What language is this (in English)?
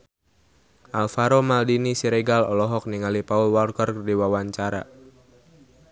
Sundanese